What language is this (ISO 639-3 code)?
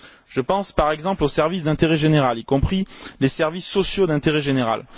fra